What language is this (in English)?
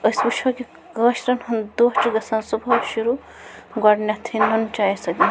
Kashmiri